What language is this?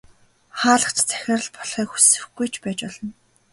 Mongolian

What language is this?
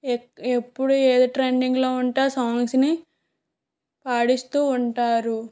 Telugu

